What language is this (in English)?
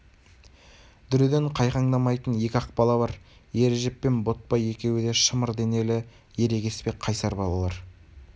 Kazakh